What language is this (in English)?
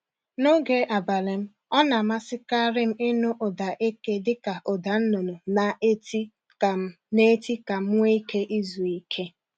Igbo